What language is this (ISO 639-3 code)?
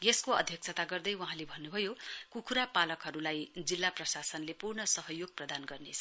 nep